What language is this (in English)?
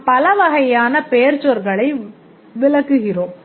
Tamil